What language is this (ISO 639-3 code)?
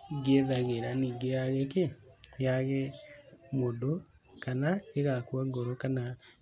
kik